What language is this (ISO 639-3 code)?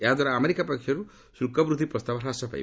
ori